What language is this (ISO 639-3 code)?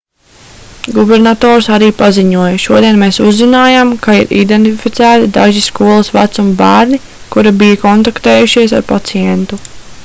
lav